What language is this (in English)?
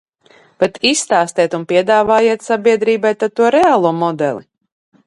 Latvian